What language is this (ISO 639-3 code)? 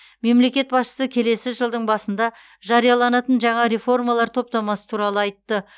kaz